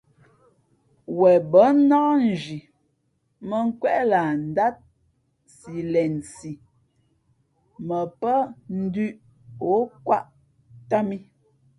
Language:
Fe'fe'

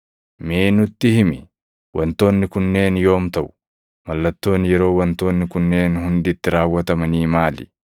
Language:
Oromo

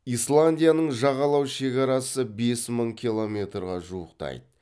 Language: Kazakh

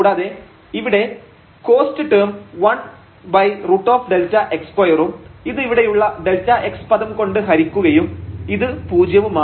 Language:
Malayalam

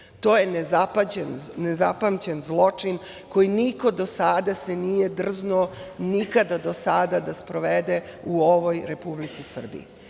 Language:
Serbian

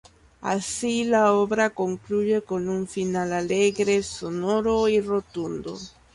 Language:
Spanish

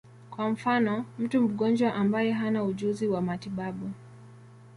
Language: Swahili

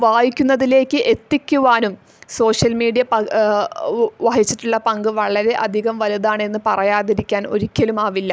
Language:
Malayalam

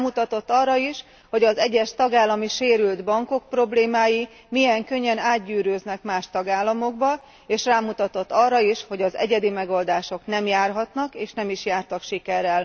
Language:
Hungarian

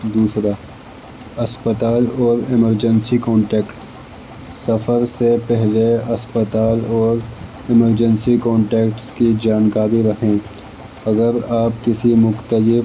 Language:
Urdu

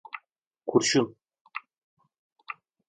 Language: Turkish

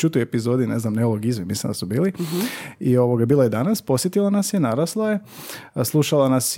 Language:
Croatian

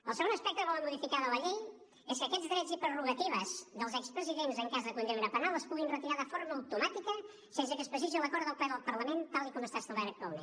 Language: Catalan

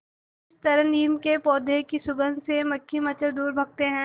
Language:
Hindi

